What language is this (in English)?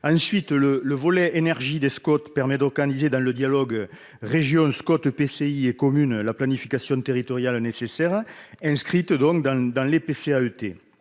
French